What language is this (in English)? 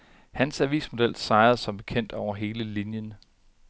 Danish